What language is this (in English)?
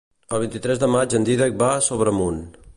Catalan